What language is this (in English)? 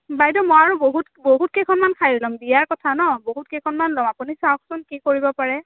Assamese